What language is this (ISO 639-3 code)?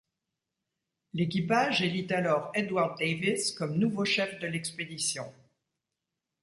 fra